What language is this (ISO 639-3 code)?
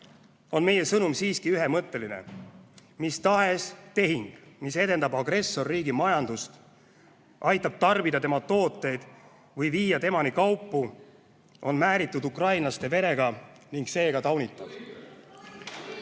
est